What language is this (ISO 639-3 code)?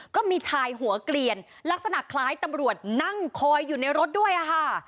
tha